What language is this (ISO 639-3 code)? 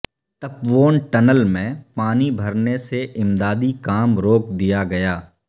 urd